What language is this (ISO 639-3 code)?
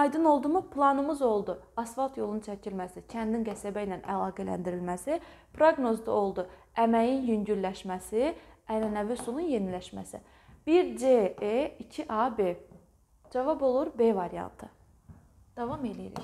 tur